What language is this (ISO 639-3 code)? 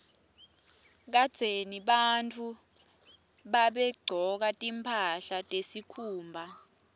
ssw